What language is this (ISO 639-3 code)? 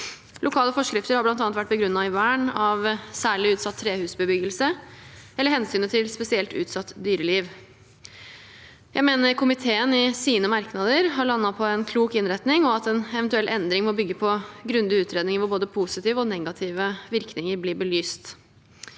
nor